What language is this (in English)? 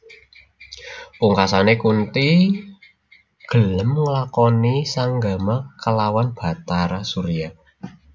Javanese